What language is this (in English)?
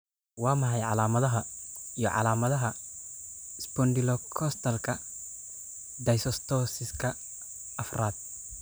Somali